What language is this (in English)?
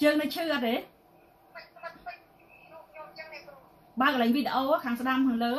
Vietnamese